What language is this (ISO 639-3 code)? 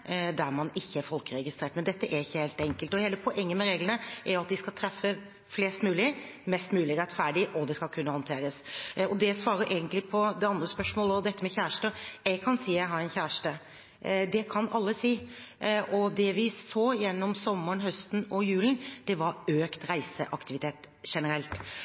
nob